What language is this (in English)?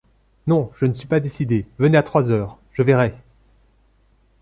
French